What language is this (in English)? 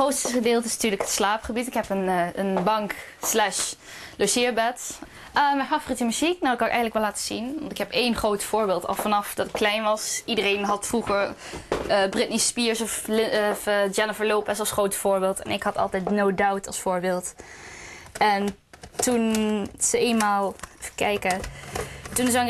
Dutch